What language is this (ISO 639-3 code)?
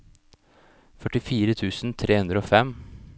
nor